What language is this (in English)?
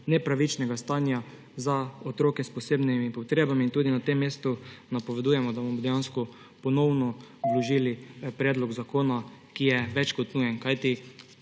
Slovenian